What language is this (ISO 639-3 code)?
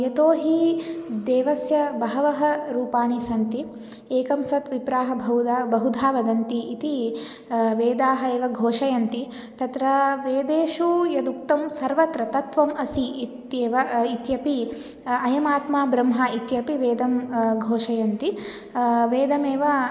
san